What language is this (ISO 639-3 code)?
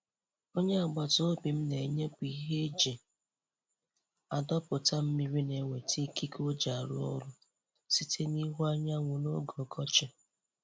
ibo